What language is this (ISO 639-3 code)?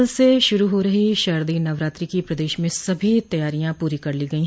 hin